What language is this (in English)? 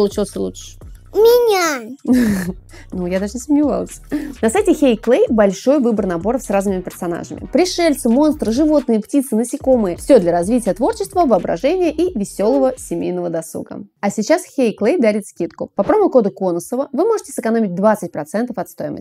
Russian